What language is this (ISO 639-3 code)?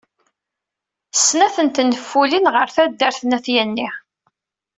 kab